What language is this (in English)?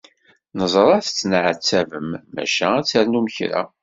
Kabyle